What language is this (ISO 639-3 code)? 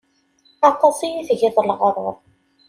kab